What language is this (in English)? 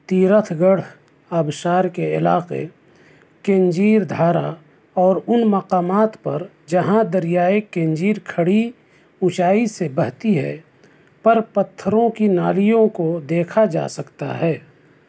Urdu